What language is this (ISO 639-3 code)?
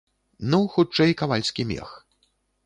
bel